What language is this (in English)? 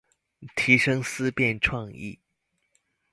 Chinese